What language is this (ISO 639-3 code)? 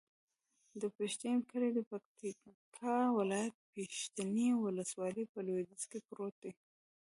pus